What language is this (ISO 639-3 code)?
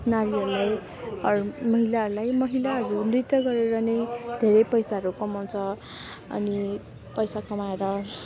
nep